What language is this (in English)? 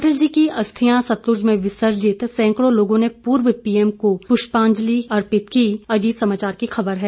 Hindi